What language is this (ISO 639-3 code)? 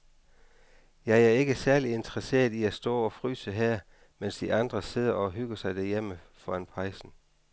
dan